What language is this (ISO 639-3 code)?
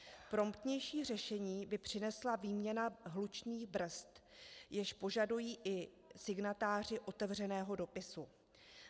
ces